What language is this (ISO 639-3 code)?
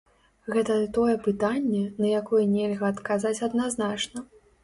bel